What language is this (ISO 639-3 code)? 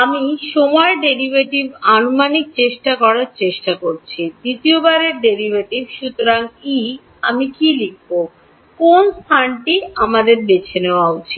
ben